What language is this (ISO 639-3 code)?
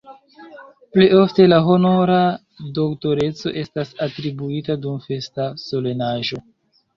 epo